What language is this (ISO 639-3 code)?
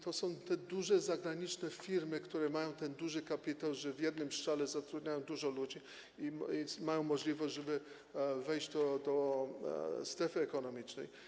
pol